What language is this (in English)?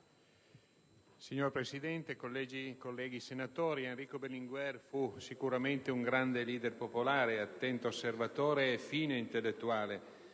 Italian